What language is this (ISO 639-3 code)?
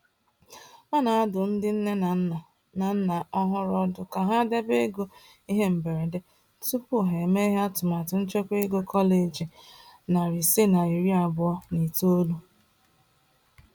ibo